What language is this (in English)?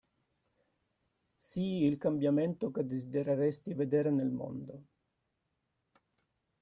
Italian